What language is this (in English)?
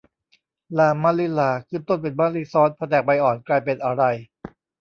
Thai